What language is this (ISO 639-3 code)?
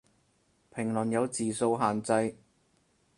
yue